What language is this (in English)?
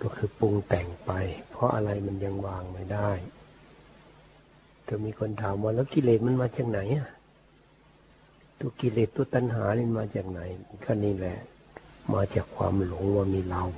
Thai